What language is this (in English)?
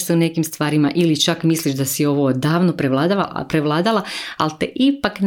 Croatian